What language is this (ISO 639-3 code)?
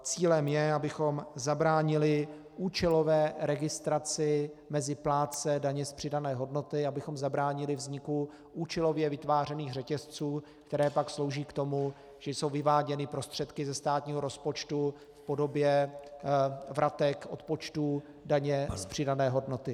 ces